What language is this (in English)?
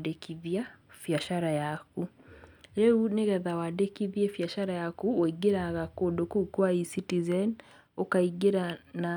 Kikuyu